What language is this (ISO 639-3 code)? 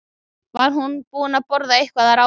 isl